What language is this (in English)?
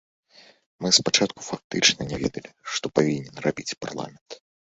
Belarusian